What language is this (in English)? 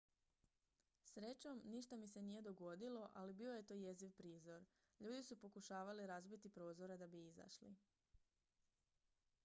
Croatian